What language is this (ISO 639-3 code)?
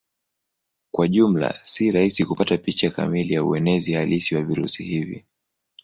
swa